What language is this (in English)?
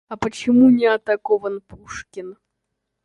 Russian